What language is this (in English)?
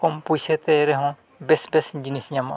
Santali